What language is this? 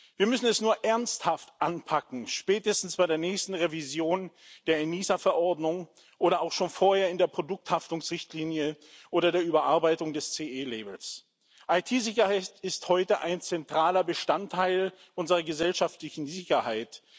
German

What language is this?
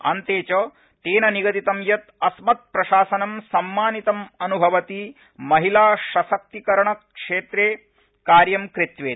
Sanskrit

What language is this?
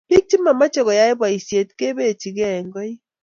Kalenjin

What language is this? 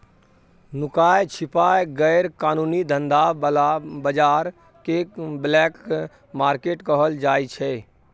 Maithili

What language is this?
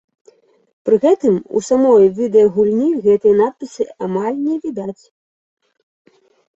Belarusian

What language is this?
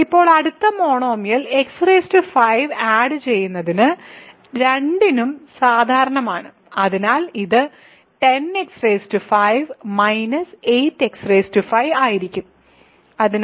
Malayalam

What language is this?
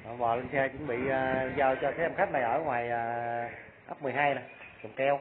Vietnamese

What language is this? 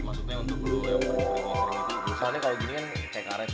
Indonesian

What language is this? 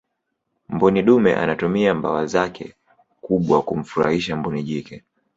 Swahili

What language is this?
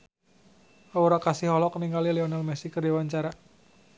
Sundanese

